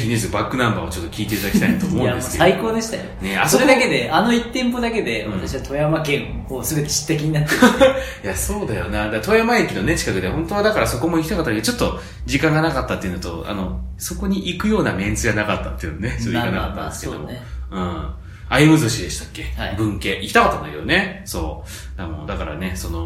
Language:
Japanese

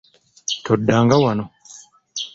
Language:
Ganda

